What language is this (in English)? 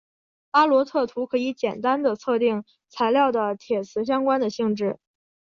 Chinese